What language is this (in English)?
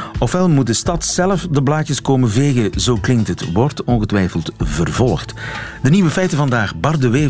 Dutch